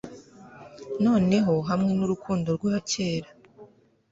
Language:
Kinyarwanda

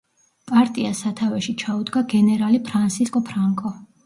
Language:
Georgian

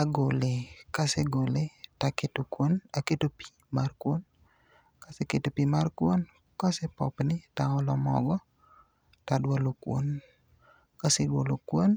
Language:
Luo (Kenya and Tanzania)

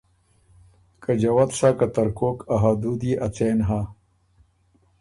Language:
Ormuri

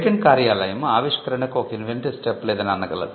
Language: Telugu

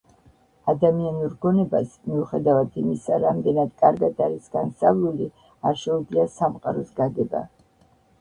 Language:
Georgian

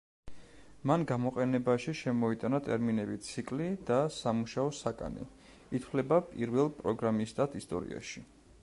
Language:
Georgian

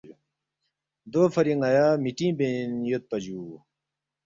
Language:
Balti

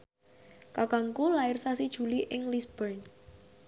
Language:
Javanese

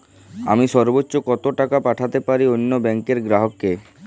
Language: Bangla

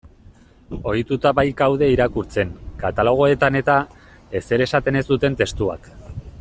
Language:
Basque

